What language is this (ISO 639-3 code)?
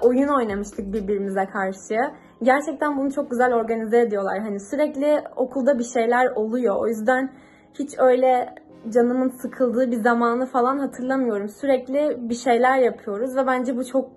tur